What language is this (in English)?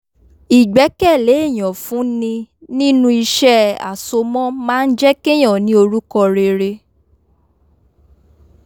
Yoruba